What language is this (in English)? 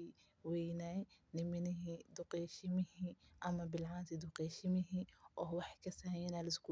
Somali